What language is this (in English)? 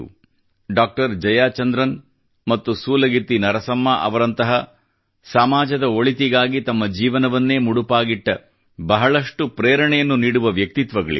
Kannada